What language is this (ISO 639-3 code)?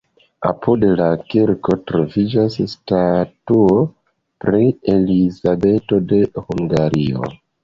epo